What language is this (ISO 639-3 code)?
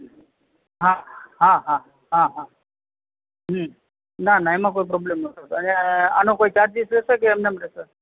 guj